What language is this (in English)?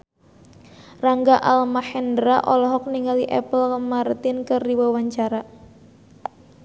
Sundanese